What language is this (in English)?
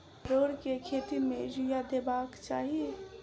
Maithili